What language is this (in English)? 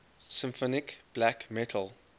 English